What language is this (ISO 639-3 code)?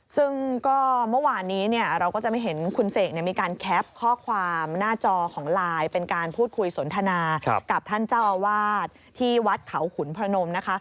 tha